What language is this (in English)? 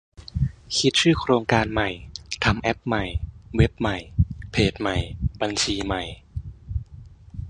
Thai